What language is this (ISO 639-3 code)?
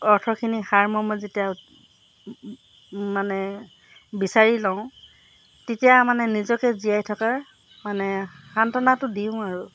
asm